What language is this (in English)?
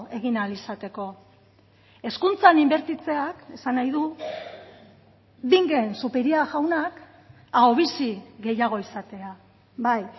Basque